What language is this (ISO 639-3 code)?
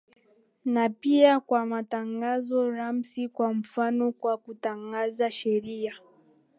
swa